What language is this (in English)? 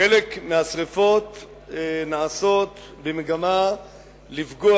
Hebrew